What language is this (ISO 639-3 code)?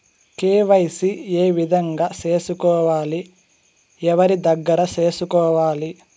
tel